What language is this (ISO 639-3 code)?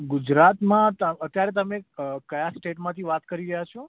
guj